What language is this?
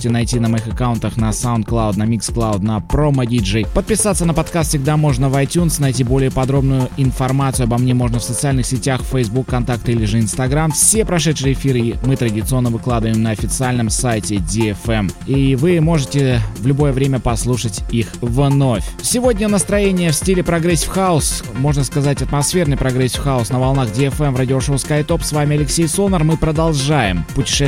Russian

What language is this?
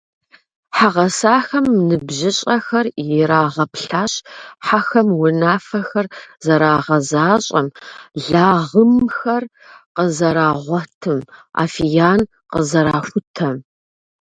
Kabardian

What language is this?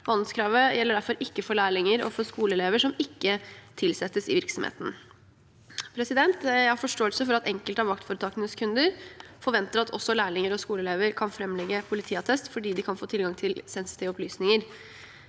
Norwegian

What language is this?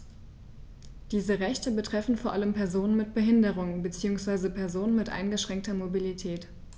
German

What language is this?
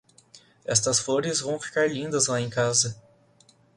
Portuguese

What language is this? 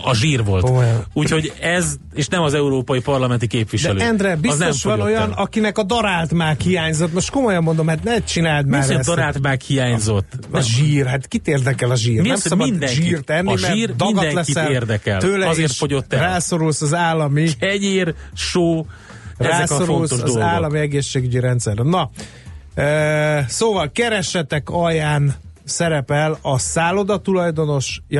Hungarian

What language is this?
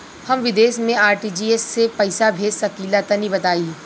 Bhojpuri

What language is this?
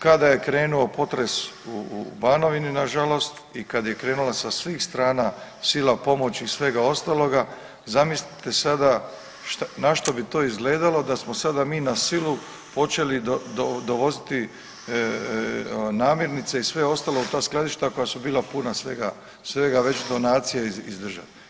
Croatian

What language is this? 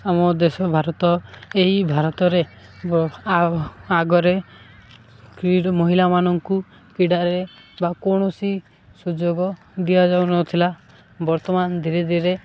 Odia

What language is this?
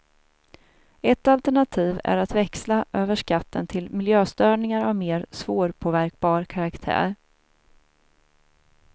Swedish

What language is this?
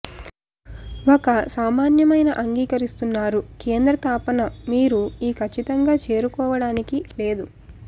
Telugu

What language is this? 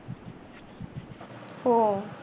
Marathi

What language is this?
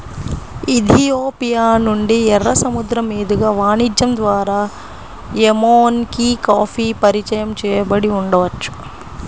Telugu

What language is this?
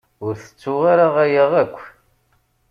Kabyle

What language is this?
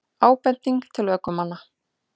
Icelandic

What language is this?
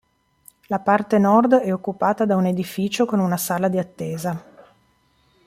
Italian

